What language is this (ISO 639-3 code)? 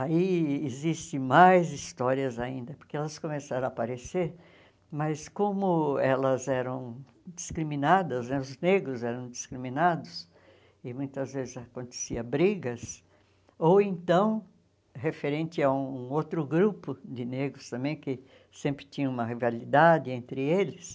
por